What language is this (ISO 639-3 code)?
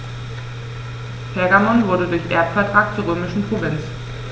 deu